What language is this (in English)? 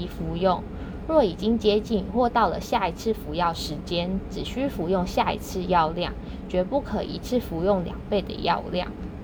Chinese